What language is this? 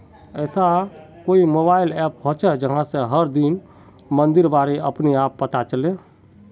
Magahi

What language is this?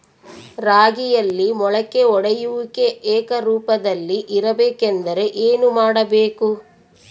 Kannada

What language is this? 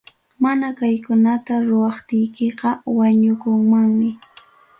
Ayacucho Quechua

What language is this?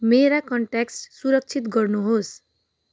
Nepali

